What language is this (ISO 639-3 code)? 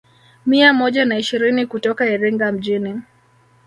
swa